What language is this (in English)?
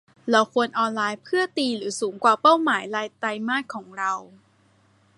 Thai